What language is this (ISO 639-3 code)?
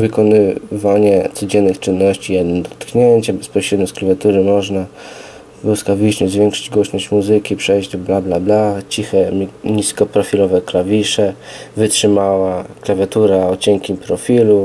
pol